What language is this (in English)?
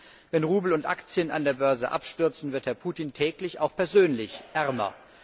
German